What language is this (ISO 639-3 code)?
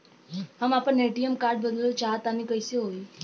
bho